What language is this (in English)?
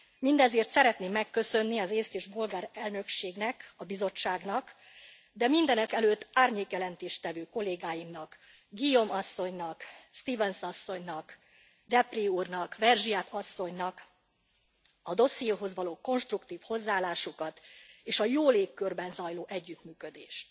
Hungarian